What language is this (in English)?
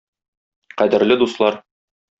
Tatar